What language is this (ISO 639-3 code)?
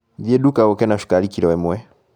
kik